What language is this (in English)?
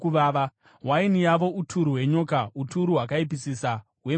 Shona